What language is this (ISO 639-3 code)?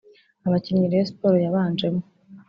kin